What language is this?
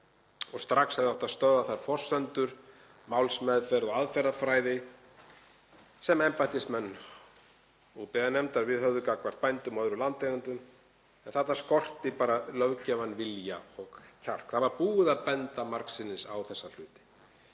Icelandic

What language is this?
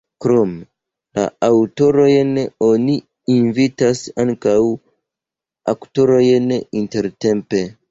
Esperanto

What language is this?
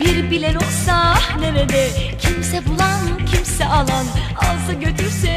Turkish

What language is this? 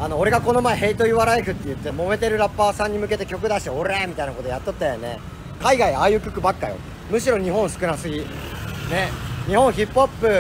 Japanese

